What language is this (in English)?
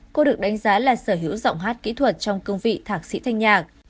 Vietnamese